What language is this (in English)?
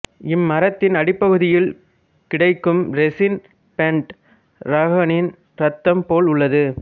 Tamil